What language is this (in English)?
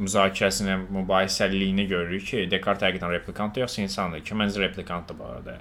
Turkish